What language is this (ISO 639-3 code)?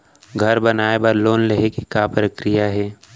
hne